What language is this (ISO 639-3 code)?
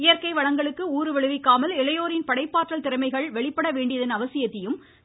tam